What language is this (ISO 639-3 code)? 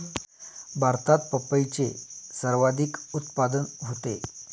mar